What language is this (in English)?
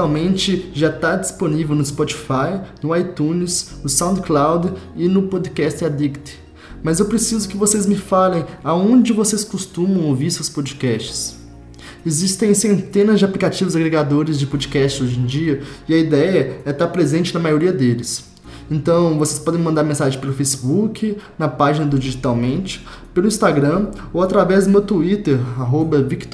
Portuguese